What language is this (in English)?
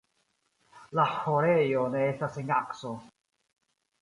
Esperanto